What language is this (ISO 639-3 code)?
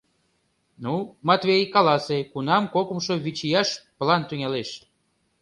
chm